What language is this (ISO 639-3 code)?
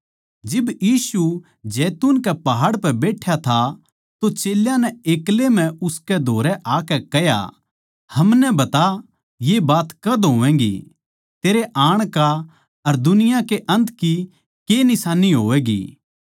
bgc